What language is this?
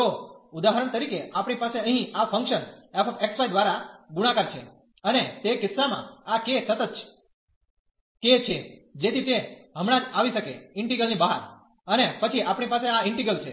Gujarati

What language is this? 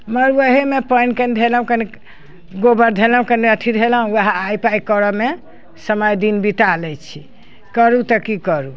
Maithili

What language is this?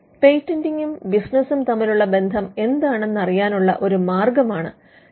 Malayalam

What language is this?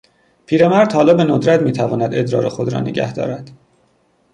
Persian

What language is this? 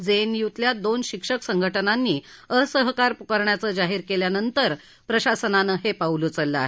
Marathi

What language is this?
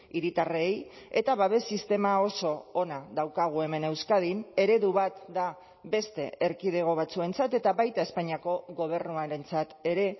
Basque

